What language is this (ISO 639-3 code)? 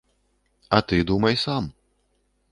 bel